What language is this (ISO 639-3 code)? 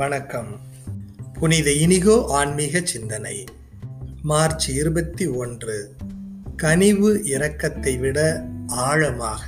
tam